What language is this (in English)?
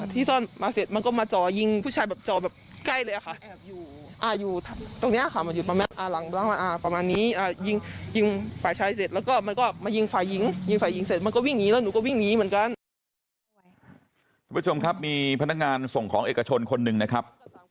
Thai